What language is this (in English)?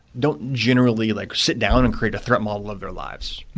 English